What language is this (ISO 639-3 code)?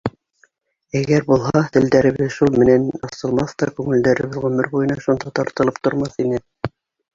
bak